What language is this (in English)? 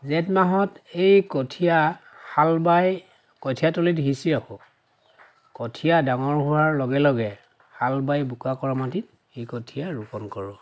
Assamese